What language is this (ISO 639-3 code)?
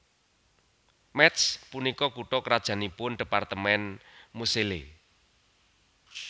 jav